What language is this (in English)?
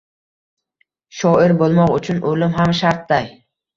Uzbek